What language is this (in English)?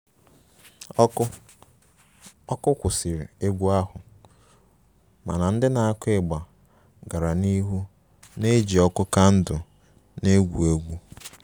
Igbo